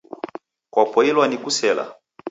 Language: Taita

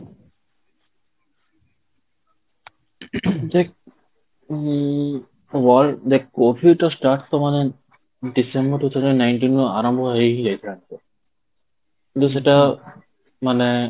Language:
Odia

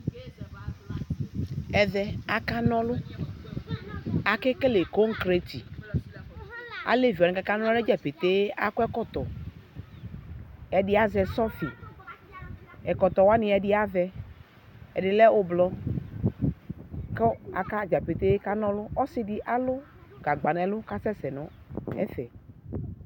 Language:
Ikposo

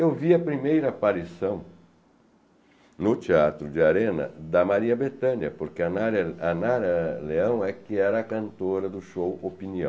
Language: Portuguese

